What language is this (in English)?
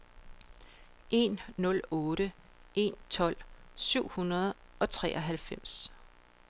Danish